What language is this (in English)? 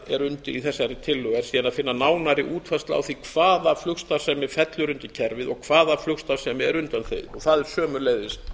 Icelandic